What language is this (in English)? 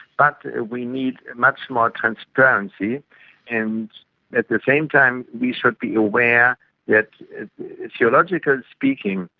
English